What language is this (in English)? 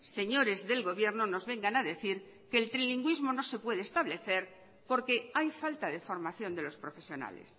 Spanish